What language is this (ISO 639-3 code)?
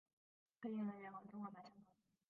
zho